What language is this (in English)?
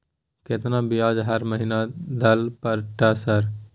Maithili